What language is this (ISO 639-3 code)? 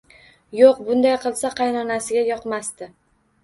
uzb